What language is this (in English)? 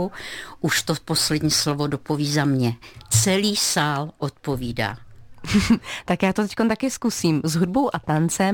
Czech